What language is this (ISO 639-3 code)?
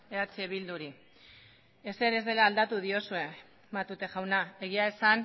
eus